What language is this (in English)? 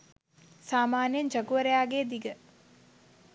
Sinhala